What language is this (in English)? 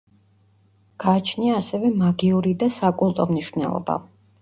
Georgian